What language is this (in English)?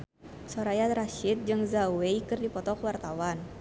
Sundanese